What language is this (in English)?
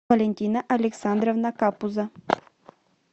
Russian